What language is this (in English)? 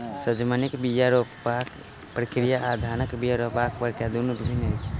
Maithili